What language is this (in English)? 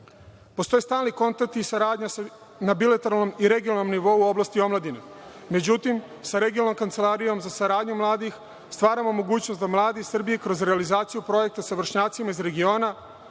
Serbian